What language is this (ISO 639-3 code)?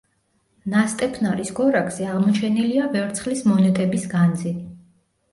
kat